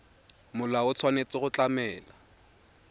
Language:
Tswana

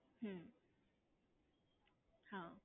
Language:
Gujarati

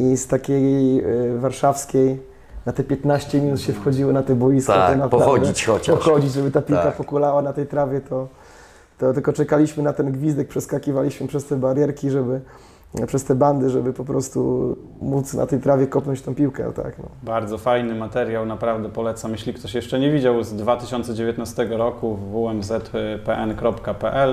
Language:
Polish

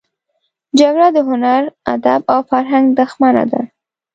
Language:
Pashto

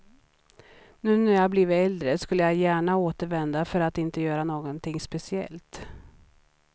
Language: Swedish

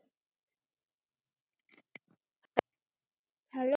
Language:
Bangla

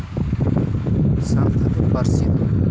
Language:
Santali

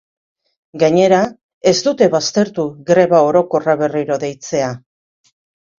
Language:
Basque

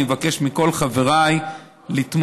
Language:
Hebrew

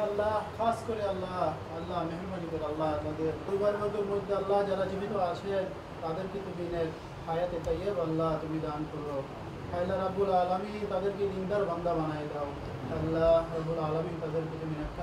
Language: Romanian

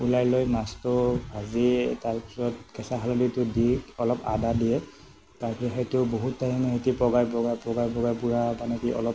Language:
Assamese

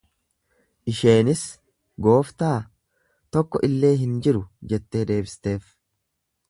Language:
Oromo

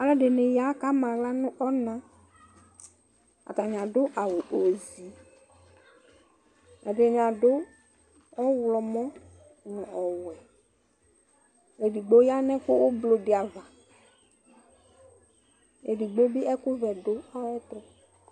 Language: Ikposo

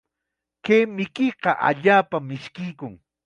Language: Chiquián Ancash Quechua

